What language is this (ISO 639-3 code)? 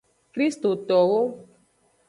ajg